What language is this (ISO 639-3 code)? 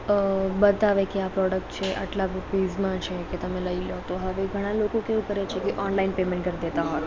guj